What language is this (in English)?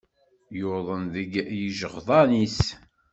Kabyle